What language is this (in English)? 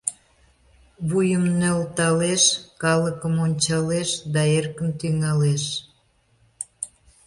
Mari